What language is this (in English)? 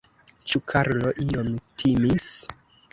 Esperanto